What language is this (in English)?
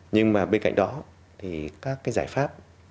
Vietnamese